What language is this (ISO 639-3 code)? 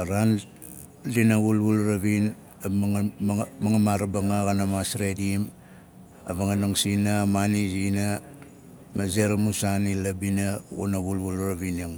nal